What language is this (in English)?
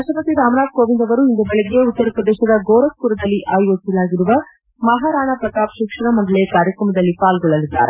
Kannada